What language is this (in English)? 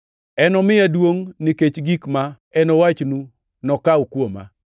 Luo (Kenya and Tanzania)